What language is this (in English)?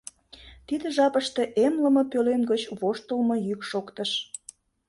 Mari